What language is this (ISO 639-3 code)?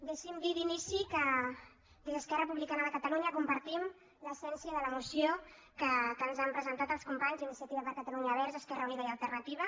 cat